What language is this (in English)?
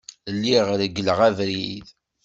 Kabyle